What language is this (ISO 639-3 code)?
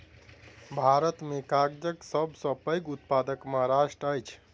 mai